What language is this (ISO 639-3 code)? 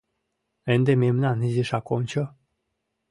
chm